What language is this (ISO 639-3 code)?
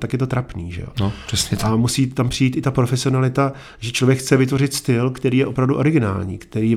ces